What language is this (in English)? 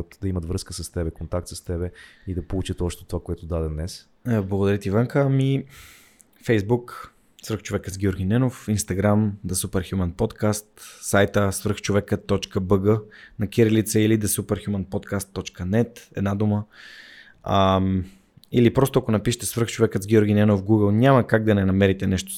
Bulgarian